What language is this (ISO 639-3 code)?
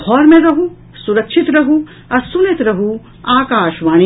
mai